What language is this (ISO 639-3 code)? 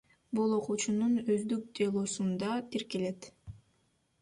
kir